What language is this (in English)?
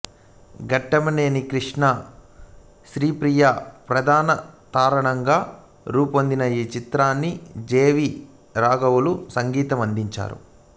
Telugu